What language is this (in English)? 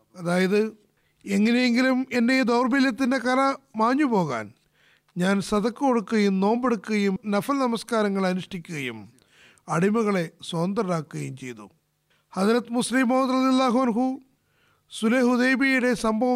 Malayalam